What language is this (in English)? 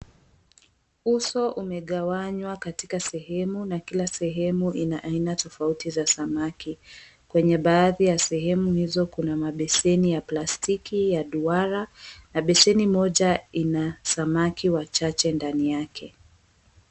Swahili